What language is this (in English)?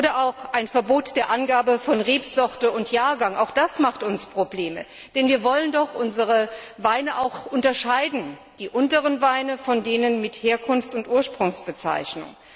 German